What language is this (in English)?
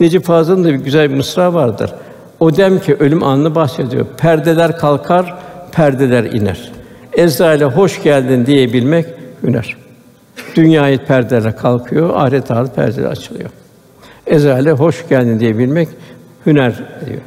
Turkish